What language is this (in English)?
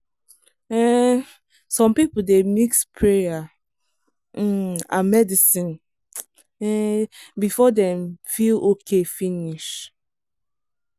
Nigerian Pidgin